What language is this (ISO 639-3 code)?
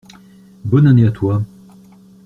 fra